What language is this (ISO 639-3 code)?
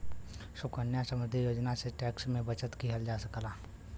bho